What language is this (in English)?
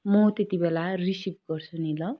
Nepali